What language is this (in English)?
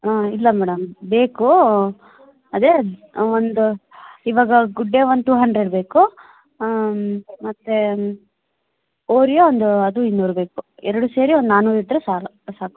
Kannada